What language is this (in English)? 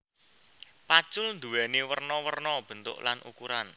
Javanese